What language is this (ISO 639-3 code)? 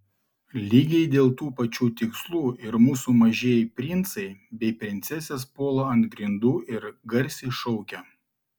lit